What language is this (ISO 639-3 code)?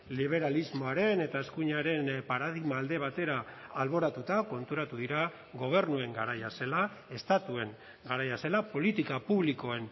eus